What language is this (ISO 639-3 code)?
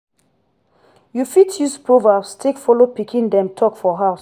pcm